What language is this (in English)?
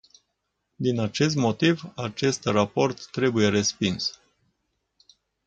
Romanian